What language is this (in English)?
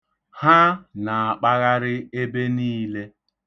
Igbo